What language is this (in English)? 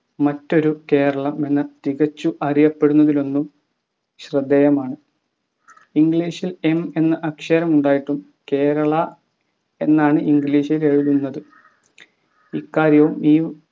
Malayalam